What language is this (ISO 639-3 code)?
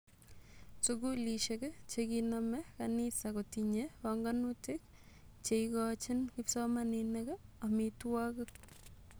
kln